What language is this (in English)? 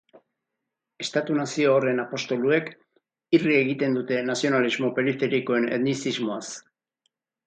Basque